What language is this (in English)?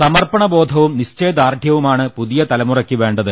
Malayalam